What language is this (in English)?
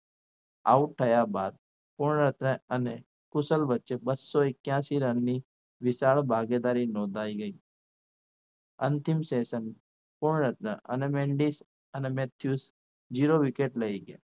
Gujarati